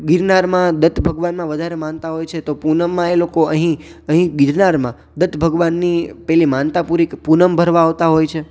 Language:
Gujarati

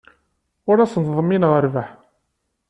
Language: Kabyle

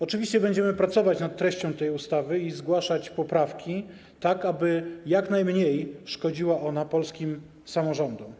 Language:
Polish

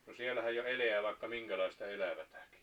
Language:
Finnish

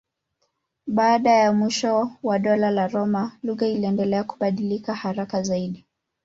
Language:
Swahili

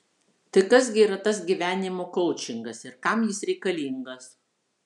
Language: Lithuanian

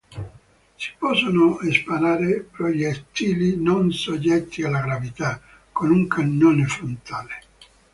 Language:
Italian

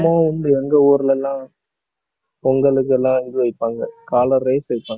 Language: Tamil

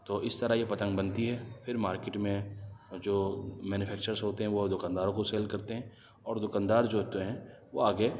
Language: Urdu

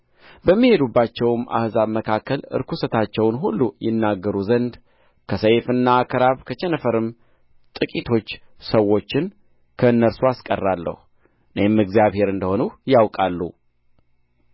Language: Amharic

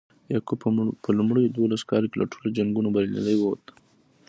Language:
Pashto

